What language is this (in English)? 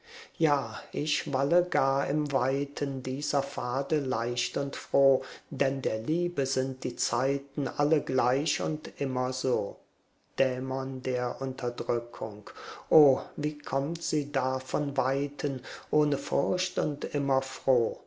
German